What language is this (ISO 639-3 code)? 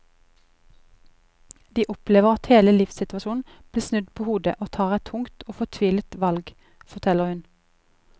nor